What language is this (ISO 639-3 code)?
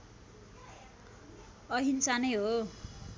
nep